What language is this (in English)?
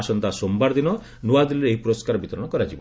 Odia